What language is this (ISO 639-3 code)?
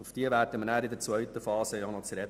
gsw